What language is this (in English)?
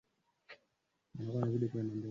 Swahili